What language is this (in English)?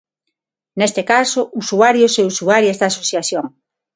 Galician